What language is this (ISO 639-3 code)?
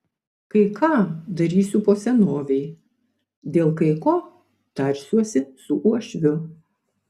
lit